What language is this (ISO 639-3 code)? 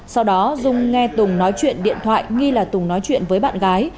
vie